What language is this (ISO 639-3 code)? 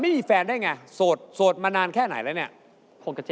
tha